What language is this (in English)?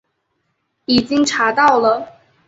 Chinese